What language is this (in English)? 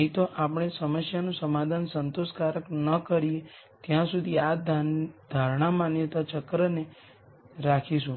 Gujarati